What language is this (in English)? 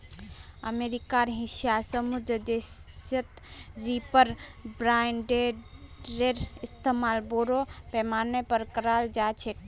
Magahi